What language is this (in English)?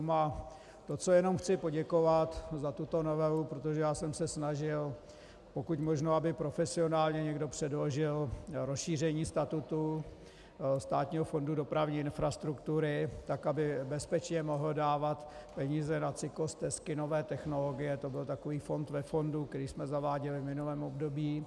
Czech